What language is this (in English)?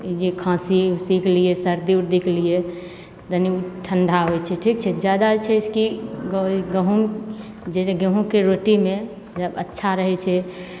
Maithili